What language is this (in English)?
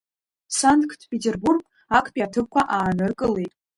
Abkhazian